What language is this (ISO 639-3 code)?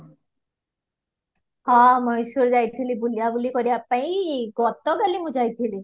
ori